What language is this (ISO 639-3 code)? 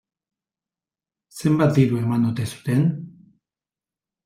eus